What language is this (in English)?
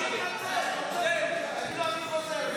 Hebrew